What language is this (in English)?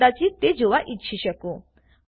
Gujarati